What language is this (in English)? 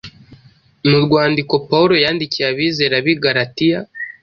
Kinyarwanda